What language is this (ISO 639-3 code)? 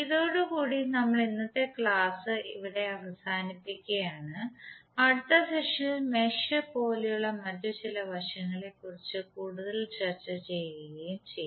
mal